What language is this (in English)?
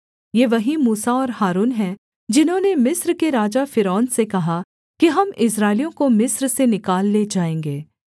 Hindi